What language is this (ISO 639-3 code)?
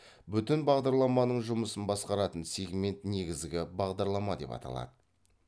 kaz